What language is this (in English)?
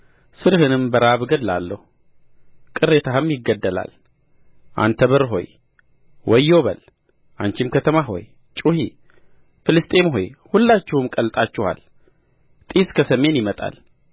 Amharic